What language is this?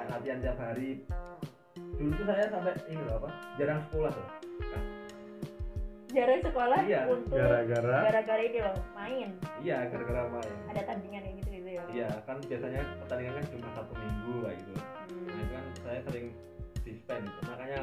Indonesian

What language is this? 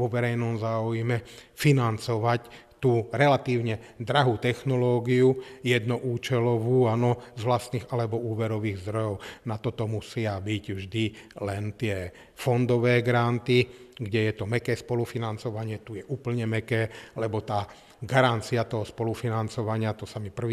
Slovak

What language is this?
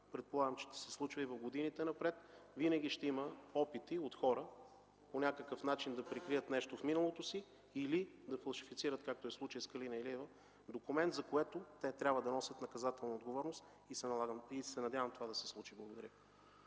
Bulgarian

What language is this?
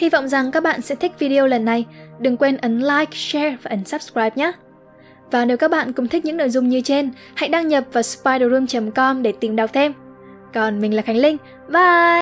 Vietnamese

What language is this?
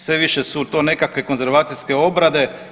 Croatian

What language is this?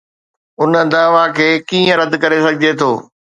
Sindhi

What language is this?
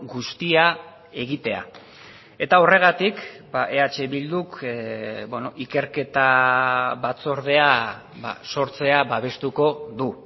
Basque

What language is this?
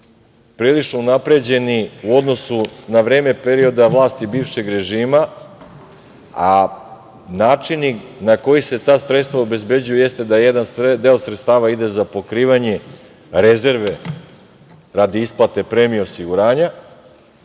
Serbian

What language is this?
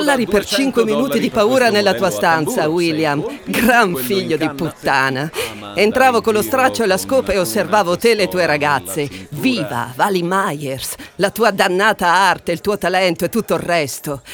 Italian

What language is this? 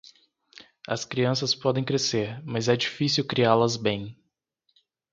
Portuguese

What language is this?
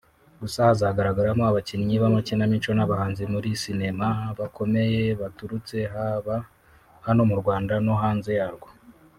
Kinyarwanda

